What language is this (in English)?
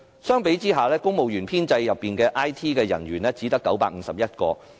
Cantonese